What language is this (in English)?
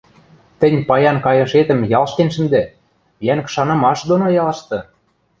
Western Mari